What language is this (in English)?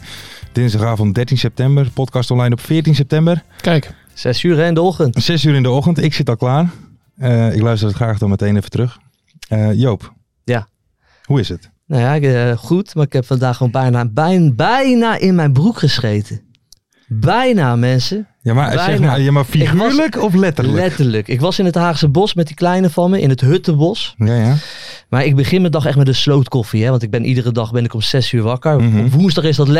Dutch